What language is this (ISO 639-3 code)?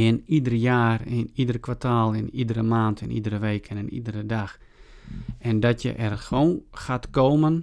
nld